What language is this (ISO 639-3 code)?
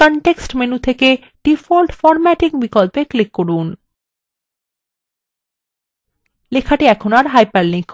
ben